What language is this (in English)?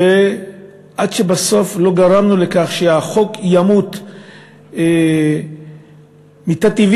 Hebrew